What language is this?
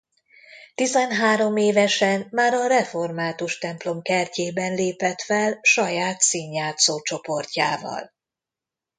Hungarian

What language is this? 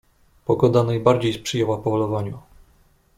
Polish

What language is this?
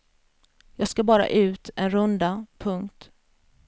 Swedish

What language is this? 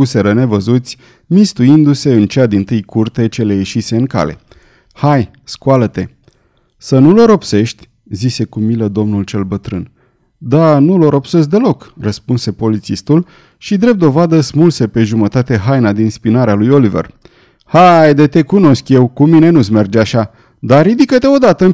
Romanian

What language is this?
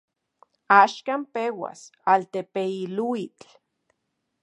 Central Puebla Nahuatl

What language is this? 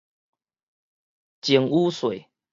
Min Nan Chinese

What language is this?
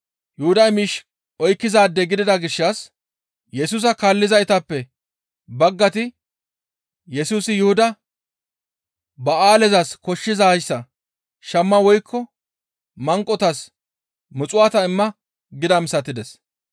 Gamo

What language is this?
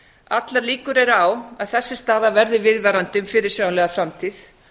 Icelandic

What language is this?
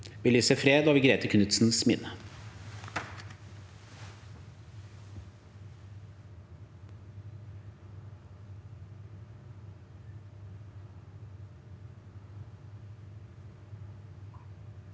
Norwegian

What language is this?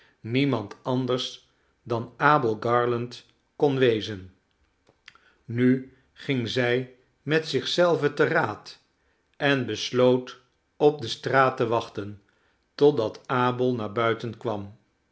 Dutch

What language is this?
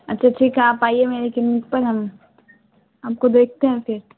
Urdu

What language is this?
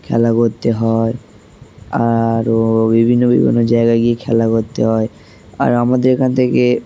Bangla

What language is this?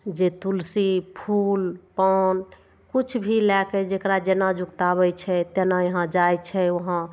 Maithili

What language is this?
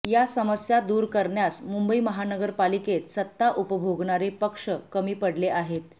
Marathi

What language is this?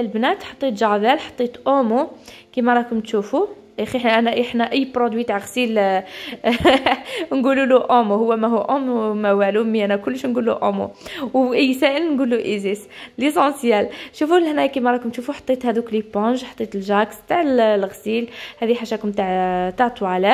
Arabic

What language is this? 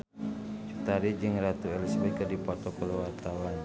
Sundanese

